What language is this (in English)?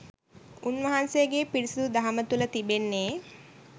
Sinhala